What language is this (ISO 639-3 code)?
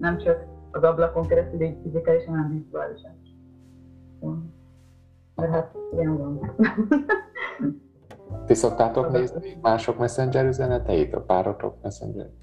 hun